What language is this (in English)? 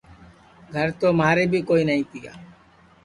Sansi